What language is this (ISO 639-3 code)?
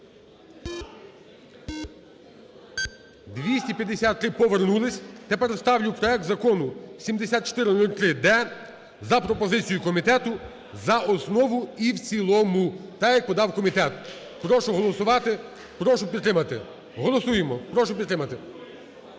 ukr